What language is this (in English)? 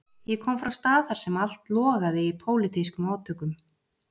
Icelandic